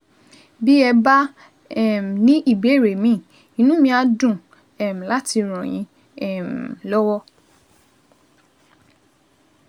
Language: Yoruba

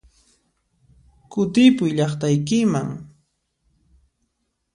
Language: Puno Quechua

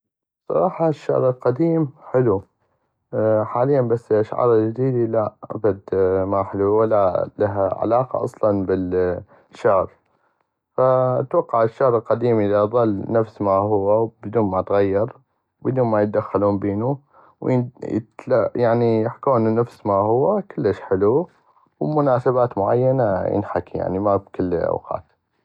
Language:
North Mesopotamian Arabic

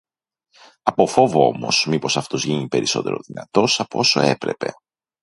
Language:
Greek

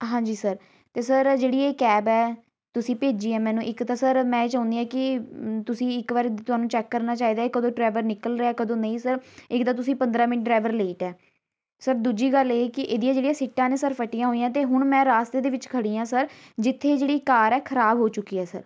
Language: Punjabi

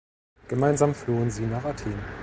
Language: German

